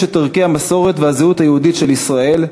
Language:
Hebrew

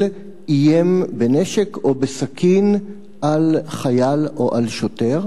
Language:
Hebrew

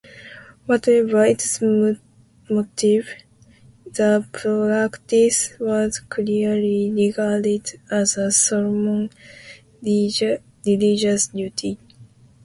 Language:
English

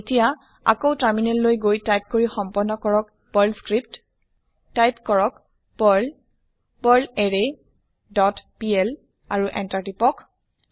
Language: Assamese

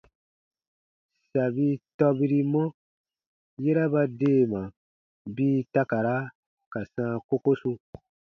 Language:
Baatonum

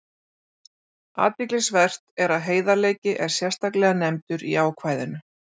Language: Icelandic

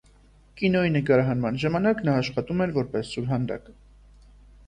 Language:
Armenian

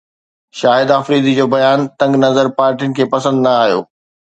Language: Sindhi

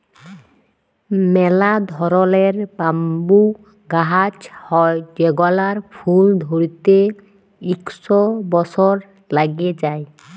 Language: Bangla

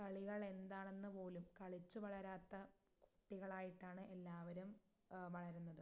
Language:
Malayalam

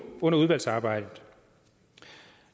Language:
Danish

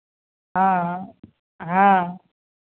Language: Hindi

